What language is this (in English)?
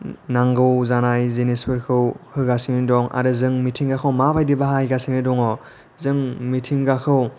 Bodo